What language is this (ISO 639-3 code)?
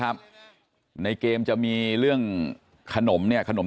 tha